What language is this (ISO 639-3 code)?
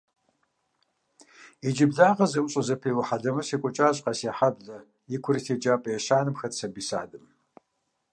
kbd